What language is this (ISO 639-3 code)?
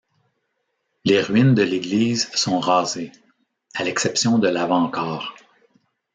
fra